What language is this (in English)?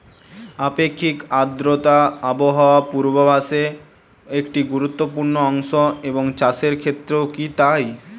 Bangla